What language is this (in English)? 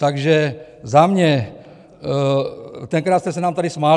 Czech